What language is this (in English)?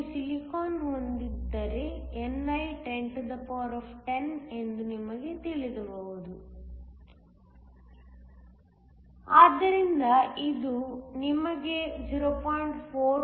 Kannada